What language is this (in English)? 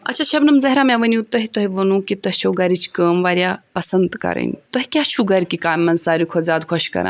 Kashmiri